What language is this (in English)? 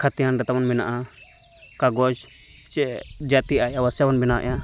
Santali